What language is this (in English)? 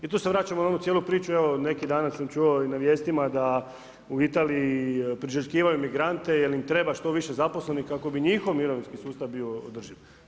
Croatian